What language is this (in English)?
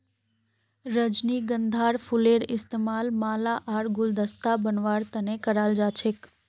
Magahi